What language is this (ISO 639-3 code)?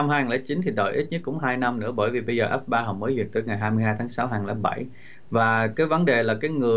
vie